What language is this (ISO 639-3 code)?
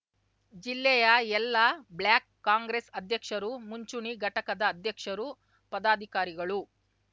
kan